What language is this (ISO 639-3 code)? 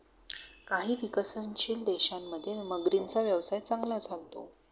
mar